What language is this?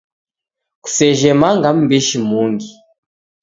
Taita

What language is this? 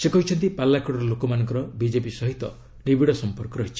Odia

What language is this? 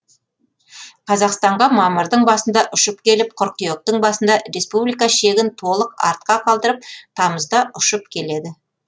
Kazakh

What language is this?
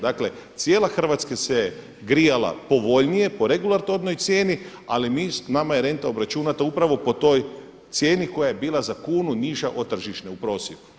Croatian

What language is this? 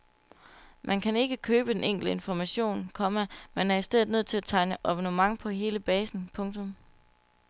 Danish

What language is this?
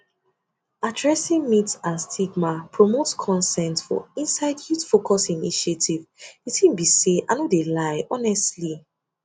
Nigerian Pidgin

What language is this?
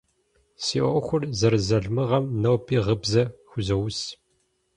Kabardian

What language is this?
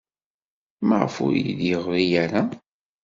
Kabyle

